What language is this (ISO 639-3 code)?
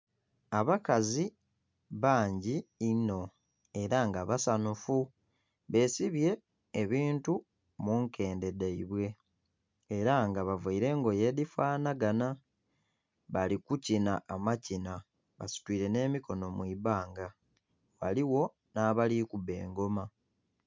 xog